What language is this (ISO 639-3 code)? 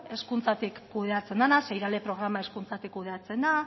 eus